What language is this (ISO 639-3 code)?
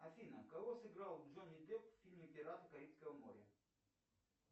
rus